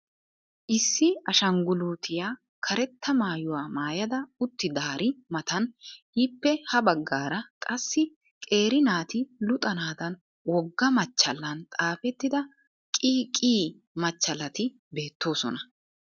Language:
Wolaytta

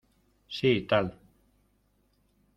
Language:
Spanish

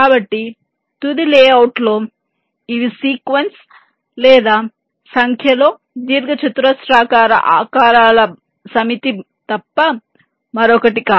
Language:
Telugu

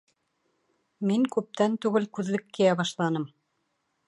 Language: Bashkir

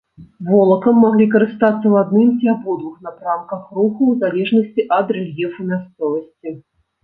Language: Belarusian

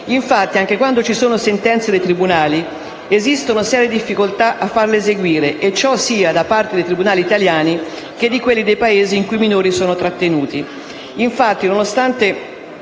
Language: Italian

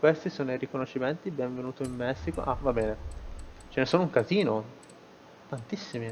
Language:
Italian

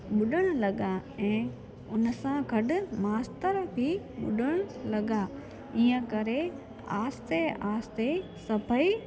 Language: Sindhi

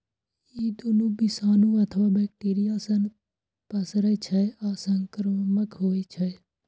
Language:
Maithili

